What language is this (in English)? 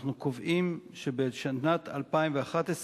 Hebrew